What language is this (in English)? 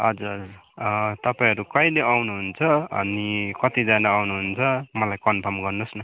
Nepali